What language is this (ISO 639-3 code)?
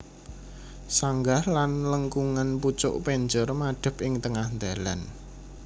jav